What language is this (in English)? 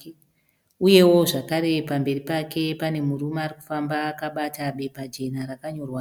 Shona